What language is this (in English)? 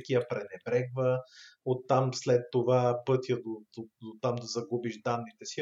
Bulgarian